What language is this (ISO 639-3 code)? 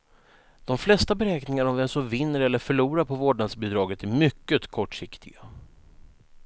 swe